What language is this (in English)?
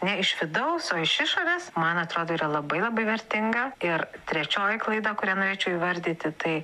Lithuanian